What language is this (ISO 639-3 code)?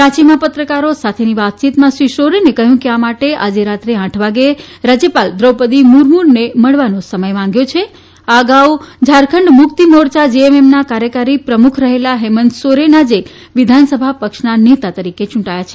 guj